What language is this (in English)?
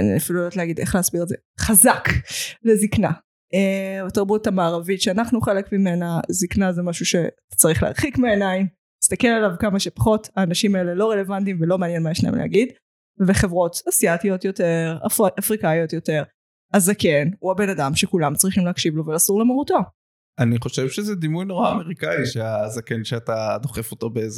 Hebrew